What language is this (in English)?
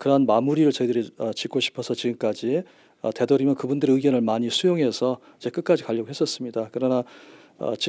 Korean